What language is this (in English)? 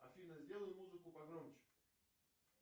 Russian